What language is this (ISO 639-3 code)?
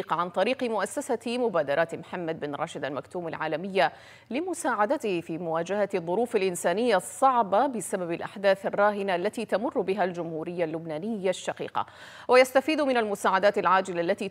ara